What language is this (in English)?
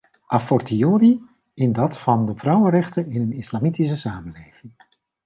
Dutch